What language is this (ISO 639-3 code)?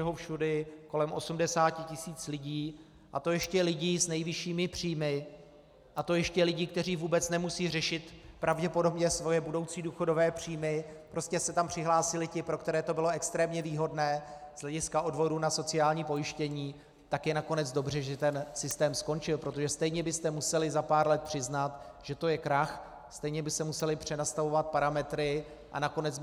ces